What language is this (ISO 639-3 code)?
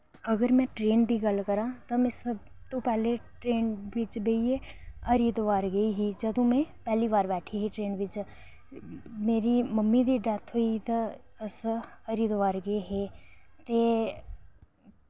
doi